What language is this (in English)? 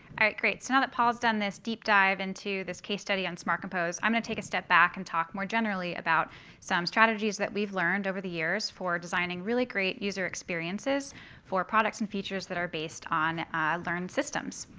English